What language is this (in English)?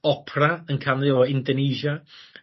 Welsh